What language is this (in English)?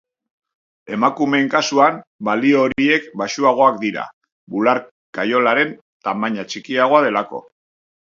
Basque